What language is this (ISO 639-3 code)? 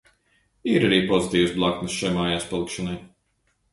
lav